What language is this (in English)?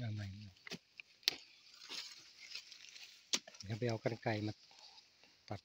Thai